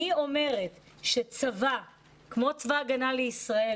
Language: Hebrew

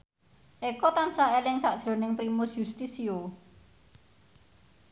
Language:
Javanese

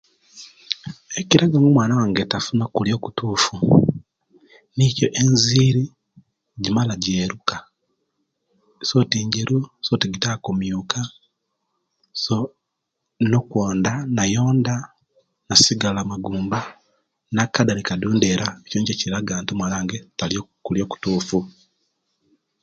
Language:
Kenyi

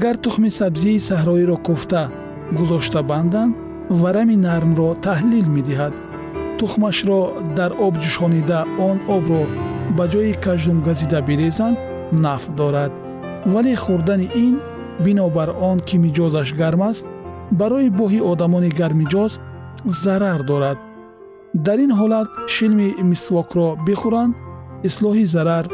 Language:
Persian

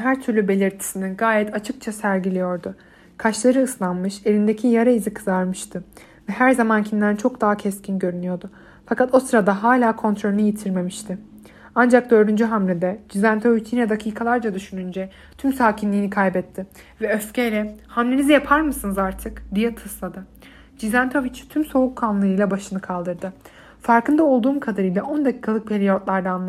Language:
Turkish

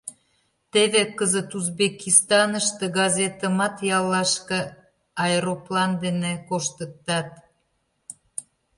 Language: Mari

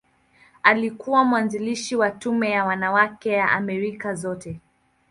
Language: Swahili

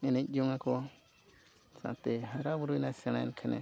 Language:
Santali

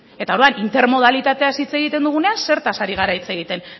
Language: Basque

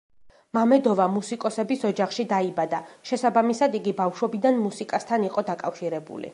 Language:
Georgian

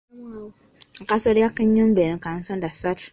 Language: Ganda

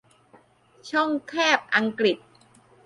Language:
Thai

